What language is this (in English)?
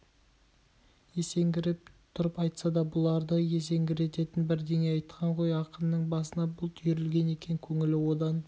Kazakh